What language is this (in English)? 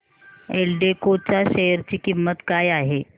Marathi